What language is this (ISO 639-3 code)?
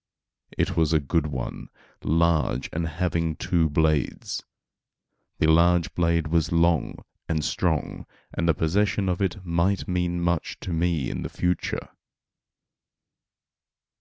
eng